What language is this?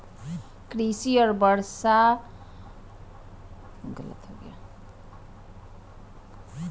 Maithili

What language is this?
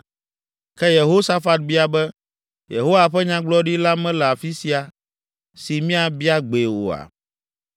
Ewe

